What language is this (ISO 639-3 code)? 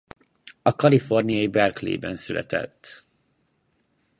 hun